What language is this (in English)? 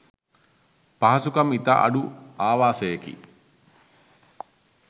Sinhala